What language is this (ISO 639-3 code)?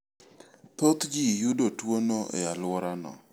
luo